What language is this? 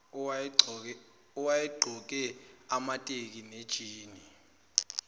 Zulu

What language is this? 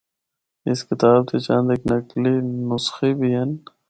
Northern Hindko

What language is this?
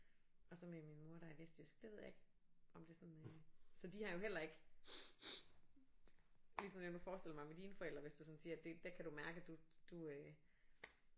Danish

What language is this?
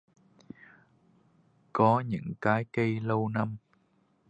Vietnamese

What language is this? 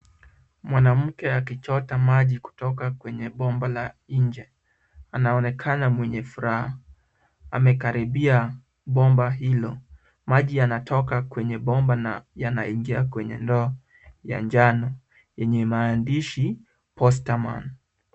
Swahili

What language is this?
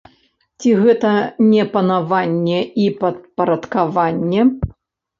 Belarusian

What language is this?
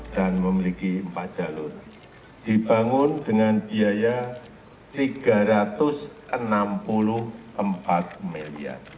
Indonesian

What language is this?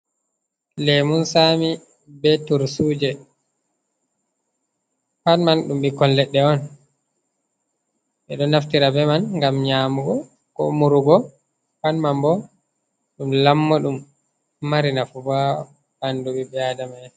Fula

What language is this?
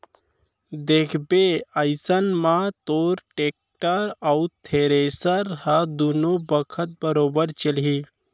Chhattisgarhi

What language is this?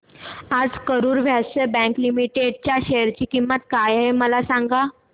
Marathi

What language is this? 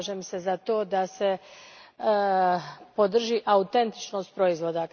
Croatian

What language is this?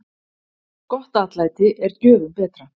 Icelandic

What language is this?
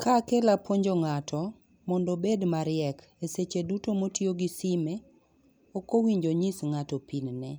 Luo (Kenya and Tanzania)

